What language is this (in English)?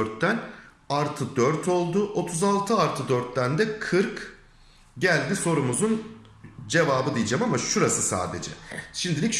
Turkish